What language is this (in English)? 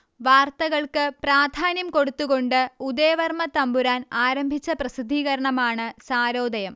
Malayalam